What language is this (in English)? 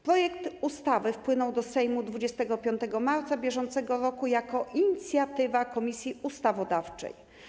Polish